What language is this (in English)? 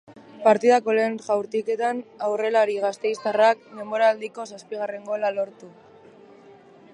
Basque